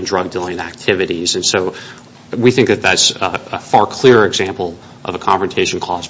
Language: English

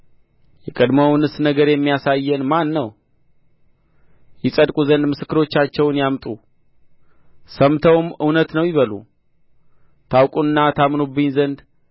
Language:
Amharic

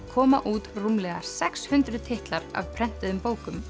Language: Icelandic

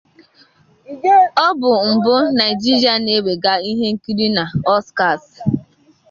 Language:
Igbo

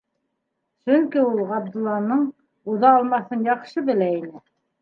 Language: Bashkir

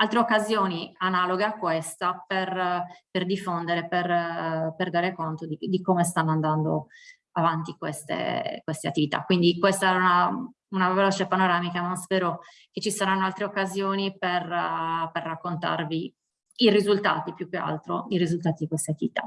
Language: Italian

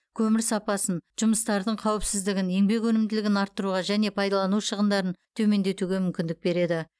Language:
Kazakh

